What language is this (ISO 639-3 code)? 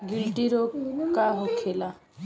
bho